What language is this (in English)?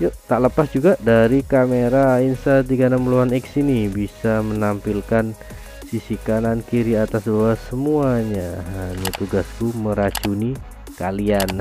Indonesian